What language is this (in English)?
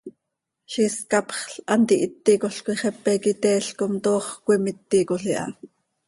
Seri